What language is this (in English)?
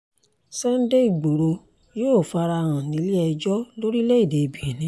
Yoruba